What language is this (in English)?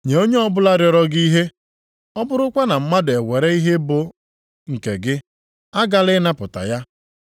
Igbo